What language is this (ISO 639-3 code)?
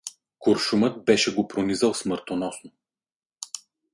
bul